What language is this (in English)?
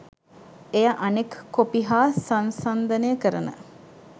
Sinhala